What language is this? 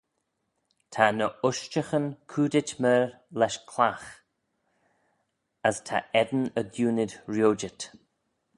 Manx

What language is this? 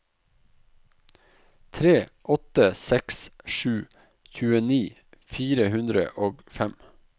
Norwegian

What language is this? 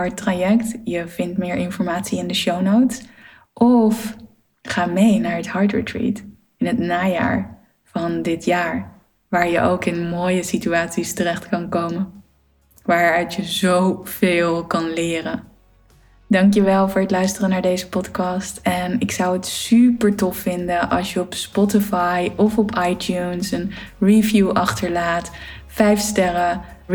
Dutch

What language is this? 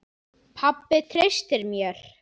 Icelandic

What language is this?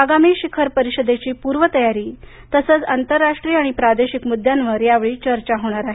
Marathi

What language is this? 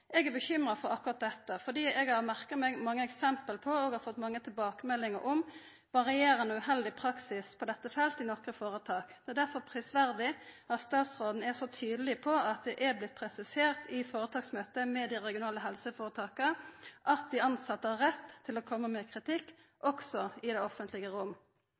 Norwegian Nynorsk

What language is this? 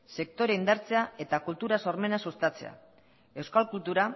Basque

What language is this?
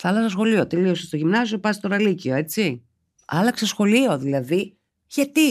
Greek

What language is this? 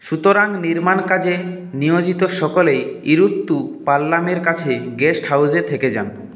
Bangla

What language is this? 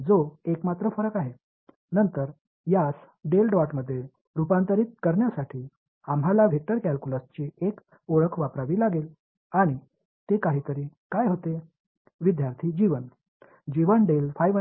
Tamil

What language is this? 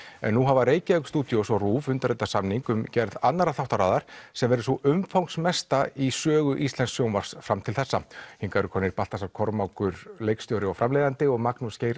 Icelandic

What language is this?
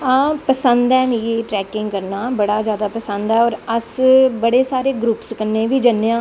Dogri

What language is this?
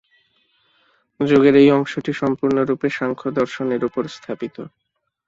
Bangla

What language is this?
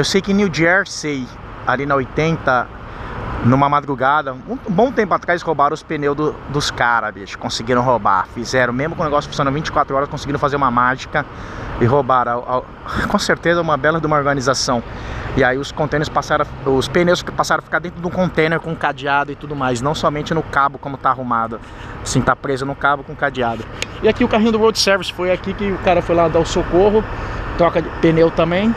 Portuguese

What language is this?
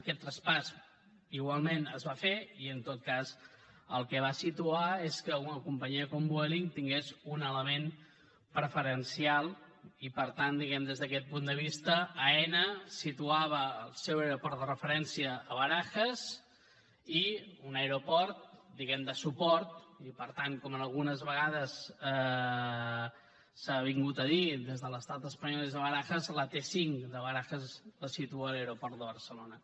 Catalan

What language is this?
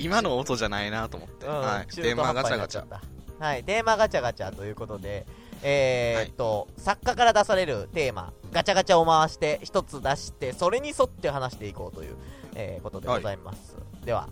Japanese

